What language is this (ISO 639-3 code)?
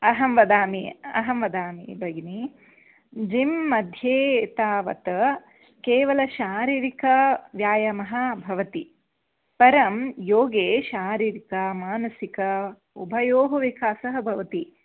san